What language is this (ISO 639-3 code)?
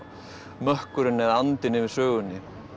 isl